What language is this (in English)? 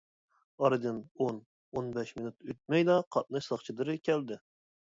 Uyghur